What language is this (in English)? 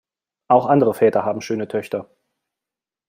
German